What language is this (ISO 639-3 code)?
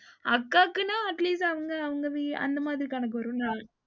tam